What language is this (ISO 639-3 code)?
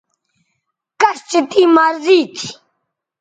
btv